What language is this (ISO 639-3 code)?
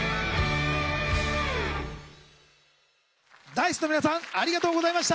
jpn